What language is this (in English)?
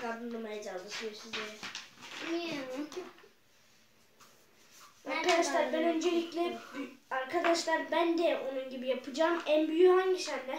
Turkish